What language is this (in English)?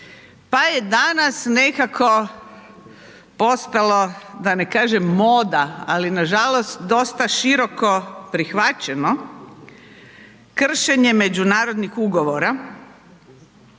Croatian